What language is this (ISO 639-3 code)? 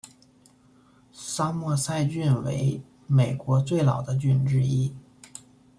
zho